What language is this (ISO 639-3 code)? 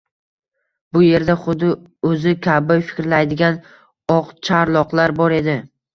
uzb